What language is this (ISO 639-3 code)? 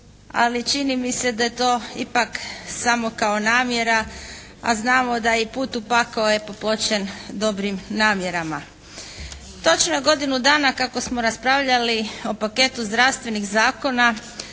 hrv